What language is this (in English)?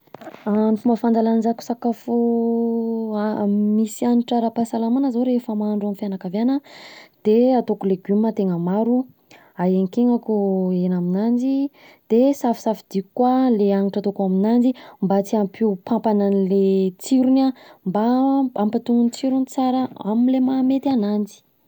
Southern Betsimisaraka Malagasy